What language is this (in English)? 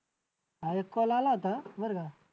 Marathi